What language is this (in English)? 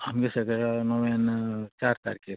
Konkani